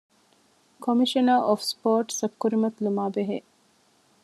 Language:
Divehi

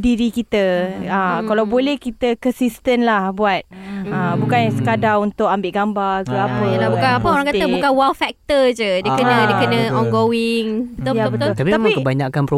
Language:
Malay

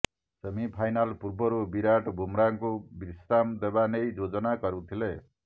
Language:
Odia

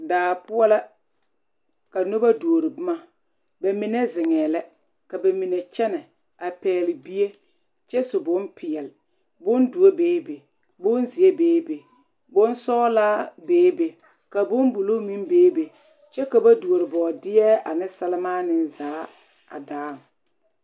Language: Southern Dagaare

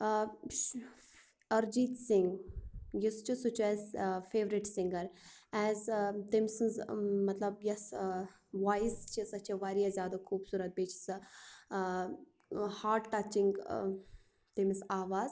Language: Kashmiri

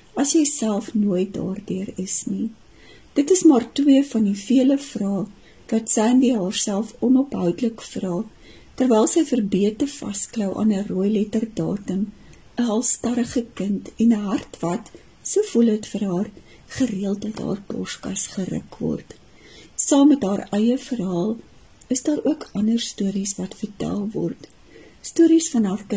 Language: Dutch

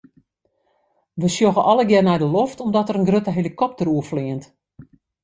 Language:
Western Frisian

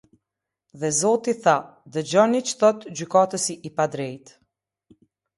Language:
Albanian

